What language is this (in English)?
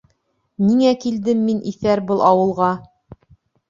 Bashkir